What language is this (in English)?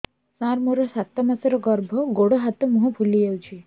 Odia